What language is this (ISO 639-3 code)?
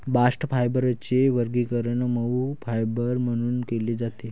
mar